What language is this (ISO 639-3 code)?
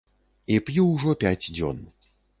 bel